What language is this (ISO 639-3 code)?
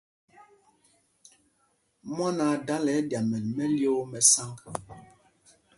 mgg